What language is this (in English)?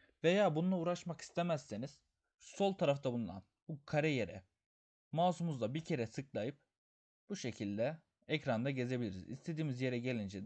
Turkish